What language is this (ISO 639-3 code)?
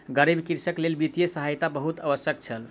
mai